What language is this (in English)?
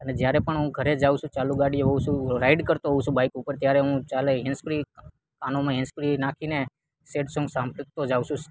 Gujarati